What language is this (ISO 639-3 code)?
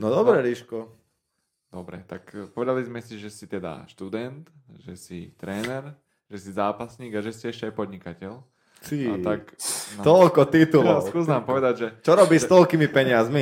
slk